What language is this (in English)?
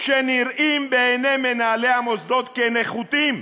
Hebrew